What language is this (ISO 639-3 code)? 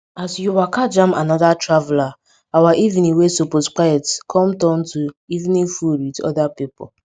pcm